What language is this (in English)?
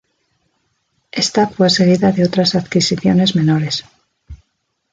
Spanish